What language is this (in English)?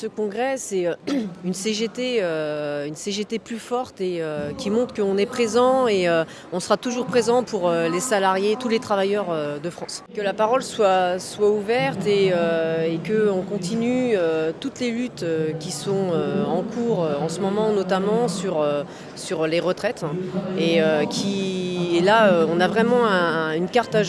French